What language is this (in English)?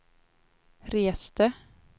Swedish